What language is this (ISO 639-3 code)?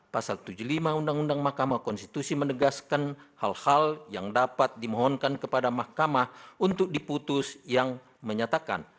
ind